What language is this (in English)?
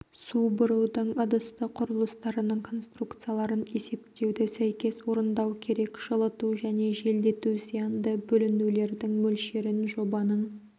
Kazakh